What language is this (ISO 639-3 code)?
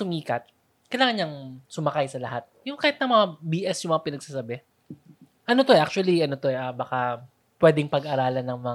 fil